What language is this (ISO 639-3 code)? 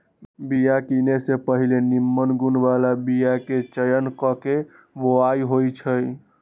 mag